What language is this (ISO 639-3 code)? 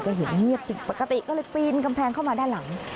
tha